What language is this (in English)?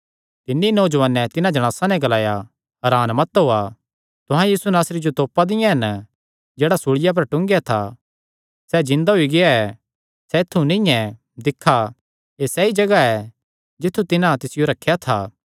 Kangri